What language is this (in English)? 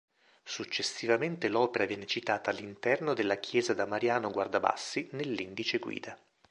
Italian